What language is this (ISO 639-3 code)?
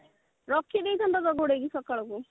ori